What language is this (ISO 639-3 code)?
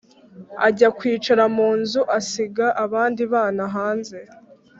kin